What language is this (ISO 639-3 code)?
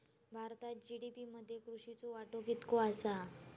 mar